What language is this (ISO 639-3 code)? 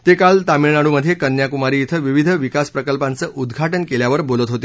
mar